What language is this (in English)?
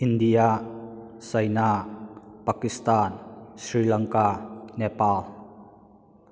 Manipuri